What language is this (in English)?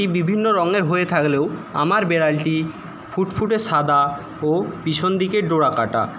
Bangla